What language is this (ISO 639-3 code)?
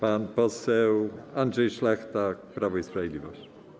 pol